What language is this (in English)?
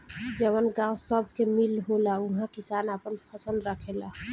Bhojpuri